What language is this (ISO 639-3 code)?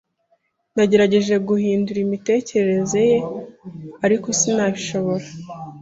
kin